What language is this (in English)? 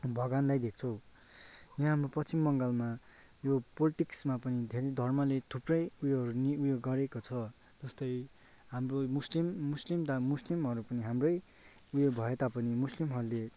Nepali